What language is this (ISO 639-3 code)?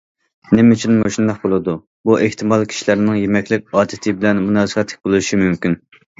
uig